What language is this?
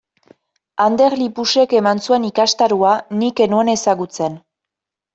Basque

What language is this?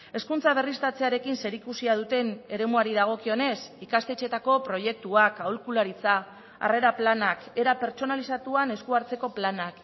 Basque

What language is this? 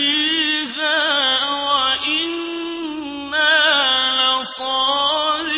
Arabic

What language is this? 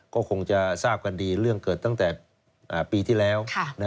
Thai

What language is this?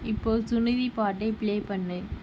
Tamil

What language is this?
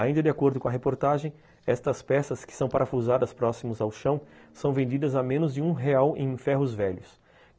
Portuguese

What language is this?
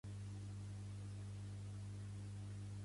Catalan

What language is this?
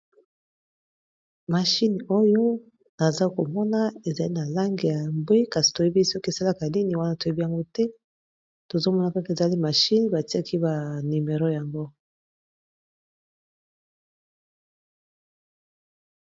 Lingala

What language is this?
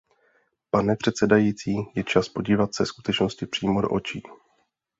Czech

